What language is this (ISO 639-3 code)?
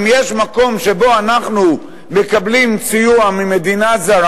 heb